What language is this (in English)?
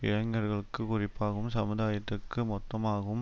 Tamil